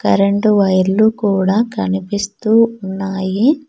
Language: Telugu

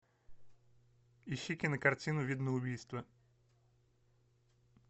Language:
Russian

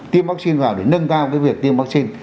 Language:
Vietnamese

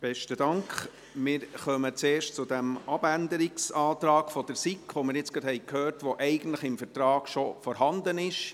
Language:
Swiss German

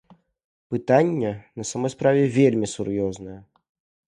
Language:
Belarusian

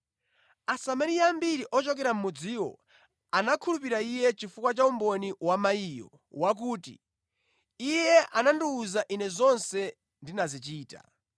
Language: Nyanja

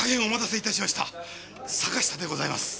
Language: Japanese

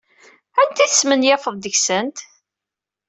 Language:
Kabyle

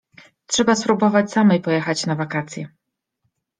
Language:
Polish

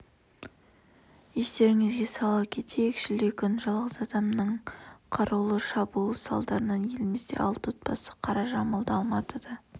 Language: Kazakh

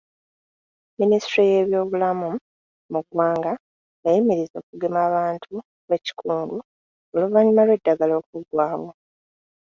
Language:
Ganda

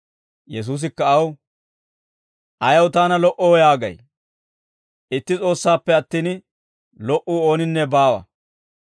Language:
Dawro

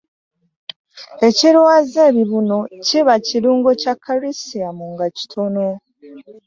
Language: Ganda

